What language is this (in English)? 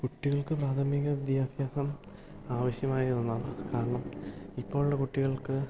Malayalam